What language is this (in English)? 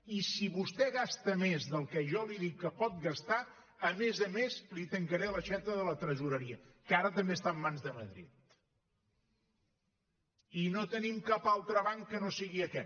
Catalan